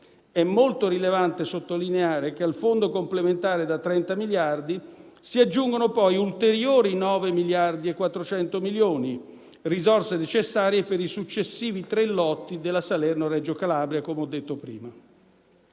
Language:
Italian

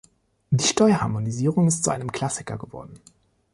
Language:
German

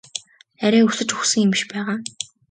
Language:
Mongolian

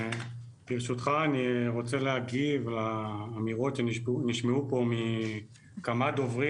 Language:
Hebrew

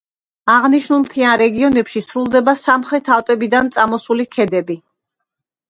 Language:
Georgian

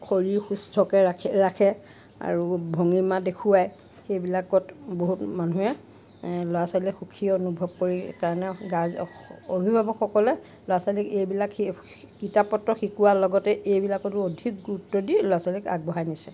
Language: Assamese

